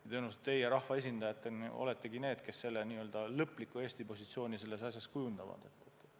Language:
Estonian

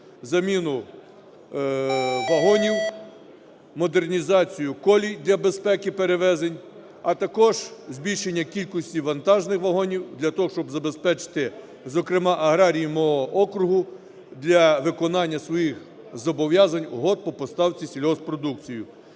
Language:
Ukrainian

